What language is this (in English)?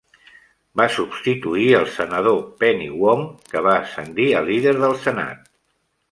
Catalan